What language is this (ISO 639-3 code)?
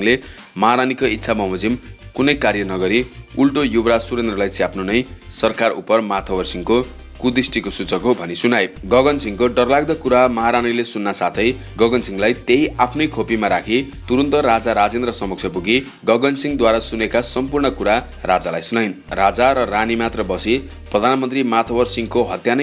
ron